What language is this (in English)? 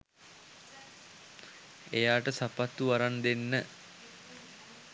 Sinhala